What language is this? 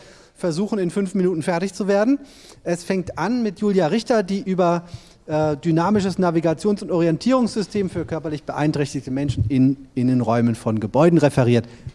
German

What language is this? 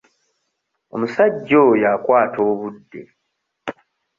Ganda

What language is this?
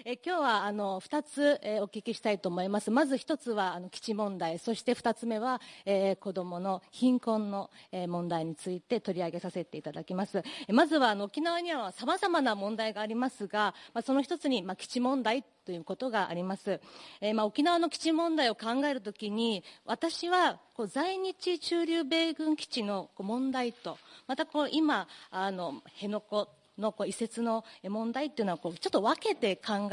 Japanese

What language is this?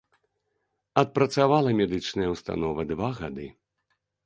Belarusian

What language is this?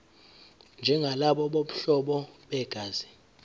Zulu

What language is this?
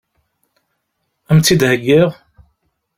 Kabyle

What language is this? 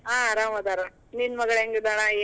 Kannada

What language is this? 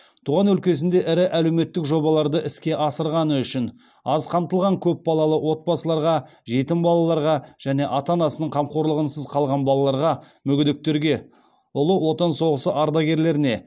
Kazakh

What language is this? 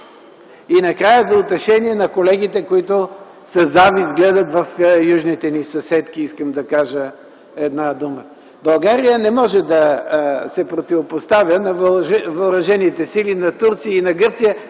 Bulgarian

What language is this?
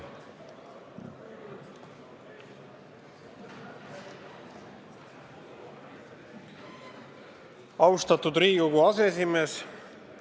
Estonian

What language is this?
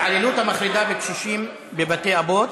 Hebrew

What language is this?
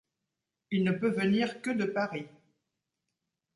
French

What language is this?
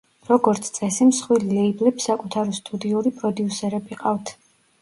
Georgian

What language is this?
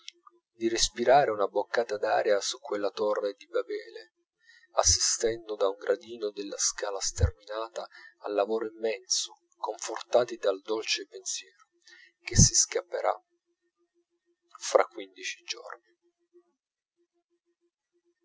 Italian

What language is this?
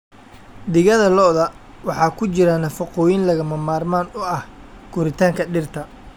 Somali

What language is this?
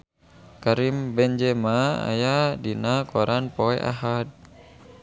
Sundanese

